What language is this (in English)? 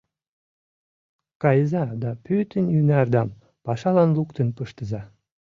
Mari